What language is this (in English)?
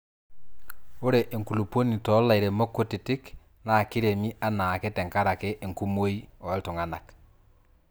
Masai